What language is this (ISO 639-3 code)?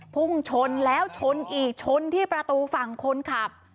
tha